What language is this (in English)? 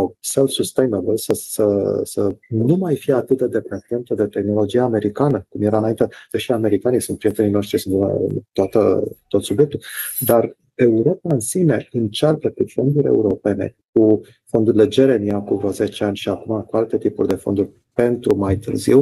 Romanian